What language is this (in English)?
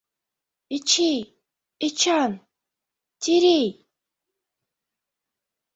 Mari